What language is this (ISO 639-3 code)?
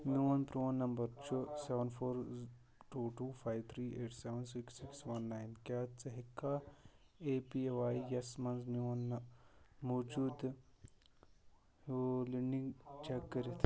kas